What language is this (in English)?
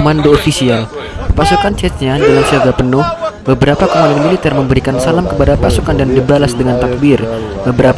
Indonesian